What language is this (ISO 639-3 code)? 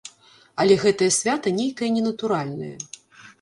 bel